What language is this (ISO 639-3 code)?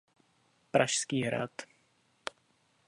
ces